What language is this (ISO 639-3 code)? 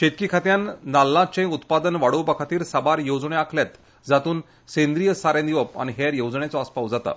kok